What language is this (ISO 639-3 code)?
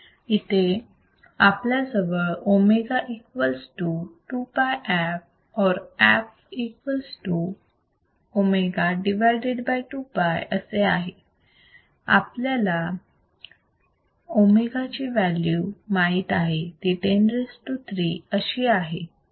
mar